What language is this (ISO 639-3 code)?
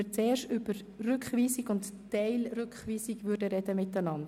gsw